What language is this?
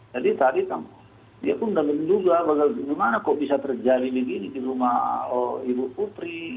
Indonesian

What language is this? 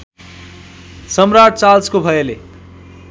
Nepali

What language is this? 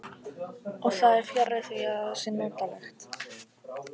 Icelandic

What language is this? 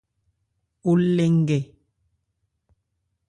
Ebrié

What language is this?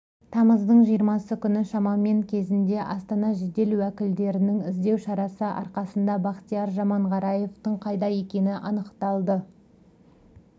Kazakh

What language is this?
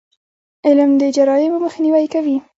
Pashto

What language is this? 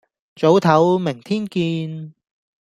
Cantonese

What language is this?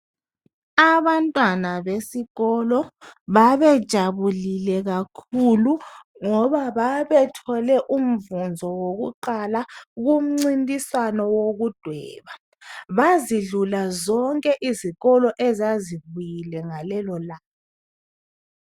North Ndebele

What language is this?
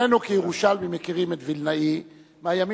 Hebrew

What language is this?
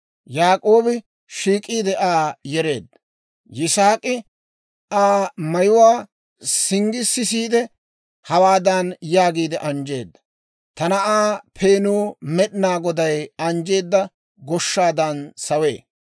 Dawro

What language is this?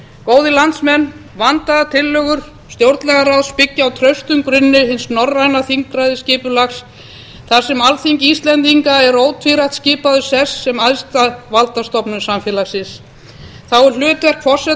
Icelandic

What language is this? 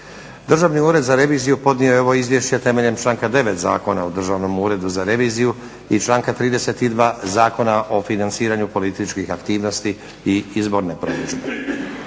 Croatian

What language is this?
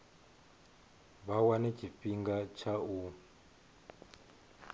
Venda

